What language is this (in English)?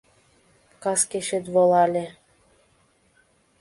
Mari